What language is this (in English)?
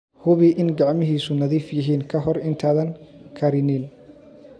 Somali